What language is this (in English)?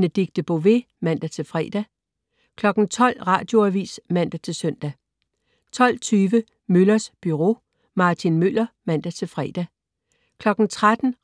Danish